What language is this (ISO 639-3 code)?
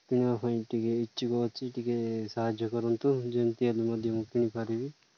ori